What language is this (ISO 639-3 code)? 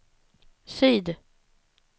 swe